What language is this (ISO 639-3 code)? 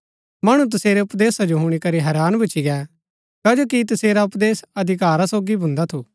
gbk